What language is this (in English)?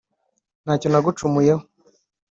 Kinyarwanda